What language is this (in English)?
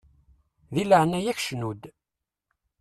Kabyle